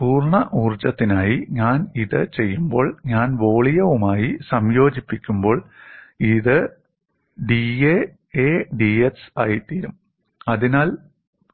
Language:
Malayalam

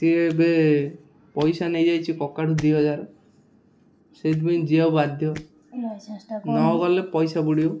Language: Odia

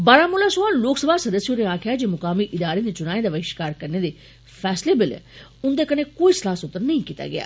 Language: Dogri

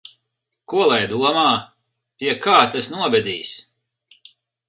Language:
Latvian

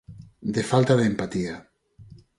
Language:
Galician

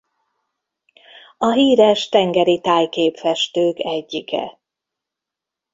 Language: Hungarian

